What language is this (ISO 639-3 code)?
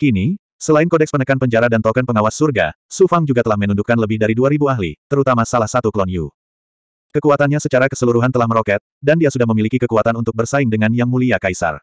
ind